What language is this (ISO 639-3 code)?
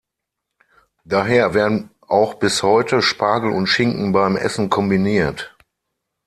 deu